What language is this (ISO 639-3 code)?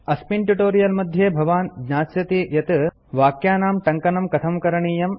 san